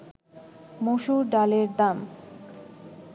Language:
Bangla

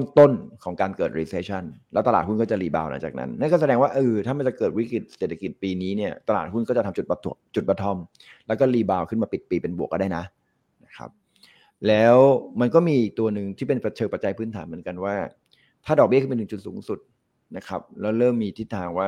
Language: Thai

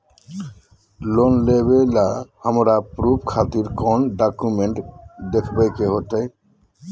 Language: Magahi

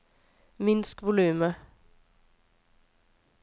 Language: Norwegian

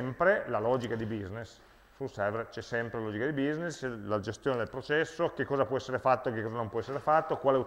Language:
Italian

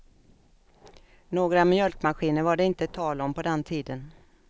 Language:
Swedish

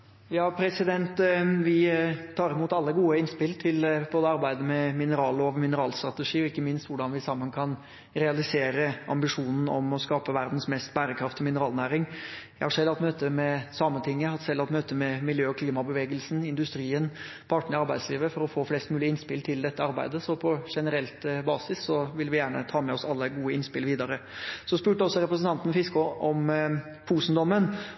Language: Norwegian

